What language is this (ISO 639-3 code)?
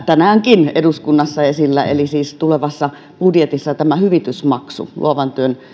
fin